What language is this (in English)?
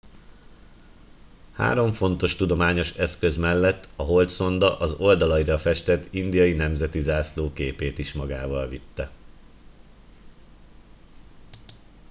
Hungarian